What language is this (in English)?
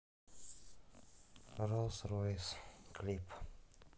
Russian